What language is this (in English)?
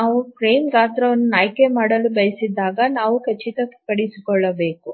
Kannada